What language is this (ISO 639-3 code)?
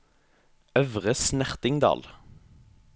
nor